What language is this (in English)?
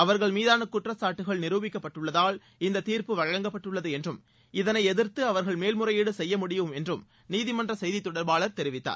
Tamil